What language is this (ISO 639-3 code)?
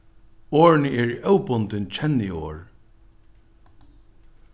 fao